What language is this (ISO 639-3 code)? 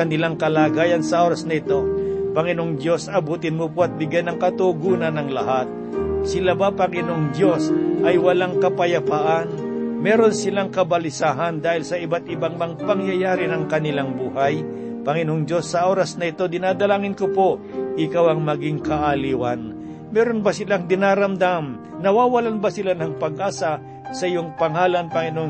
fil